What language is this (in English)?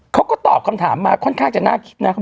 Thai